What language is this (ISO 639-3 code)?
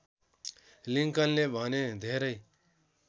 nep